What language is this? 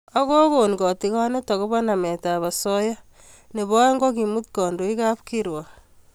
Kalenjin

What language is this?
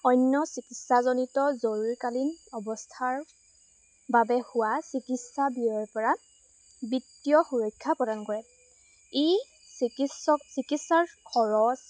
Assamese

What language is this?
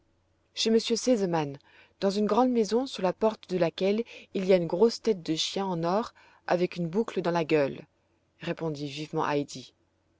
French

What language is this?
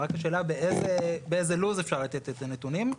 Hebrew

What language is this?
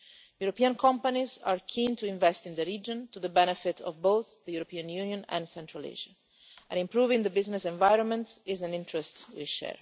English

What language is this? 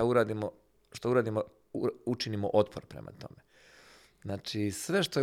Croatian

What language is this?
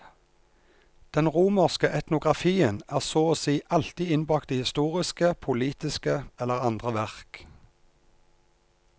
Norwegian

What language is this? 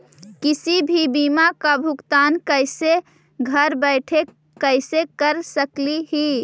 Magahi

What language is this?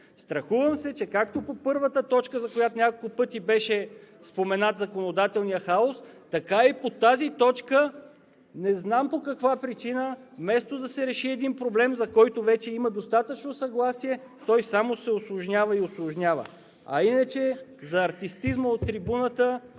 Bulgarian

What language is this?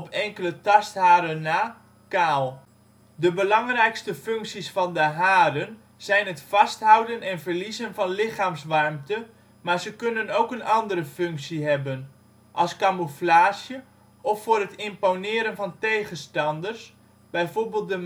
Dutch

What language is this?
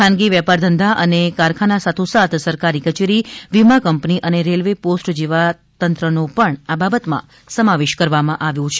Gujarati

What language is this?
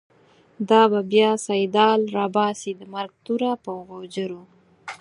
Pashto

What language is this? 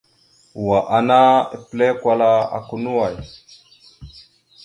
Mada (Cameroon)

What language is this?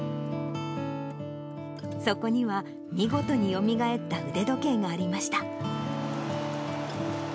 Japanese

